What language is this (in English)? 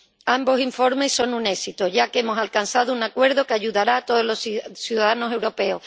Spanish